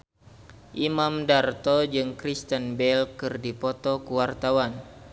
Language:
Sundanese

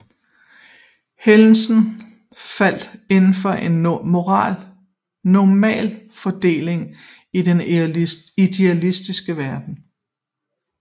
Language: Danish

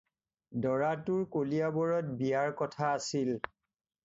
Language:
Assamese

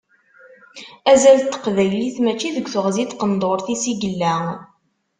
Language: Kabyle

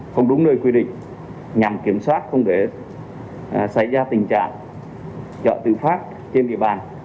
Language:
Vietnamese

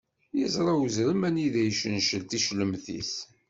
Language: Kabyle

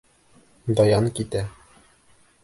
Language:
Bashkir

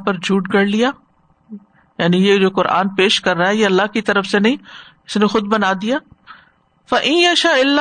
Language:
Urdu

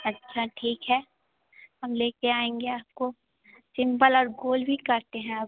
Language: Hindi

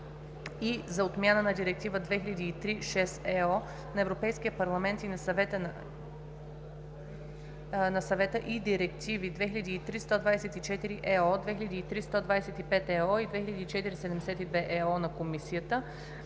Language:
Bulgarian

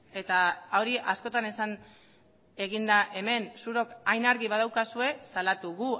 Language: Basque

